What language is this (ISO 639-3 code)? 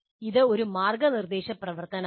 mal